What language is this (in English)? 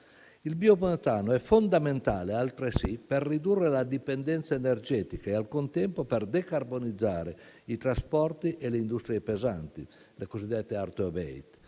Italian